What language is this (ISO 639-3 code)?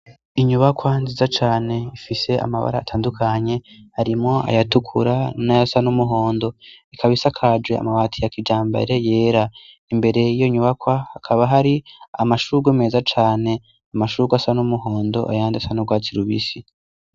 run